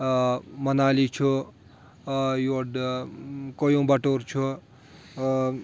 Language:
Kashmiri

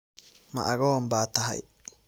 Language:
Somali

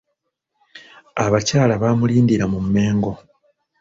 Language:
Ganda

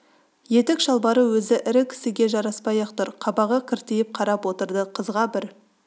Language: Kazakh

